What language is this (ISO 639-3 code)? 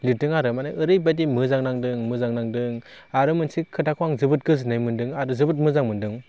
brx